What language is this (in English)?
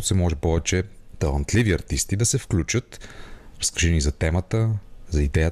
Bulgarian